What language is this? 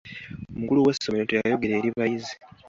Ganda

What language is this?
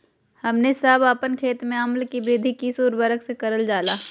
Magahi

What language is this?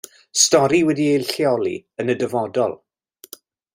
Welsh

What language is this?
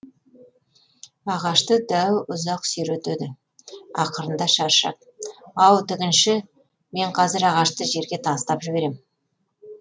Kazakh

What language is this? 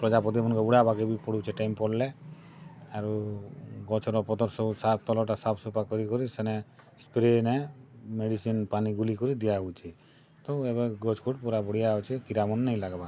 Odia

